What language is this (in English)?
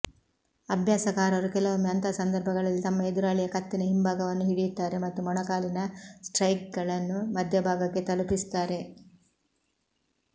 Kannada